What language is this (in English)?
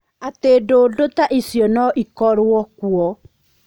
Kikuyu